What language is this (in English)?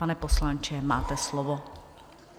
Czech